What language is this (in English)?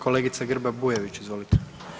Croatian